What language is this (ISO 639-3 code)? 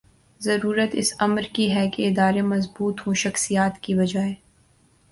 urd